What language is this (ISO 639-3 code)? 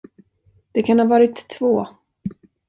swe